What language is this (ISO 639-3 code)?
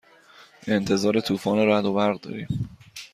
fas